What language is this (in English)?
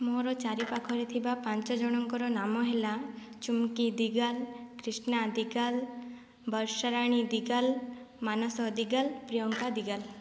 Odia